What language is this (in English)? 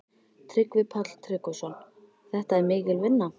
Icelandic